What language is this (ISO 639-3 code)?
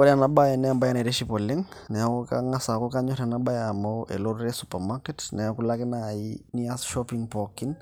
mas